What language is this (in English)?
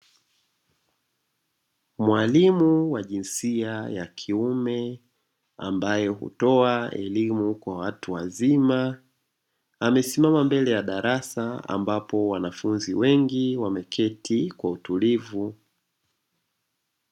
Swahili